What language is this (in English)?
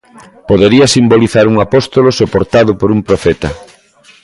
Galician